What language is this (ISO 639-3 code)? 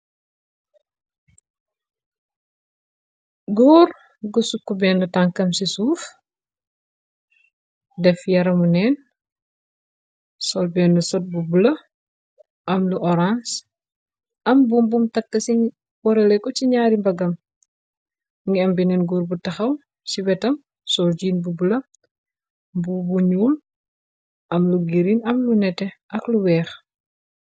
wol